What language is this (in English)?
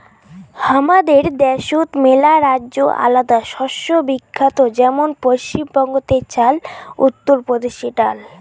Bangla